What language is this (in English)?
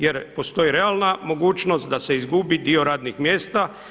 Croatian